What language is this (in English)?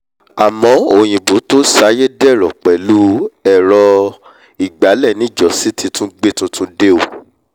Yoruba